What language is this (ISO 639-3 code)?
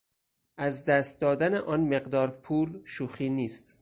fas